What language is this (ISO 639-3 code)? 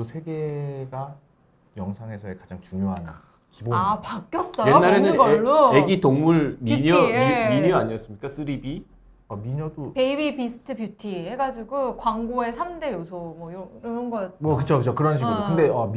kor